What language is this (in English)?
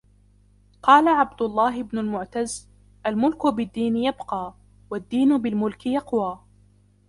Arabic